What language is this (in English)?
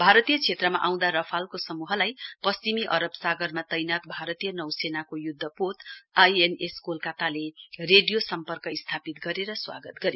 Nepali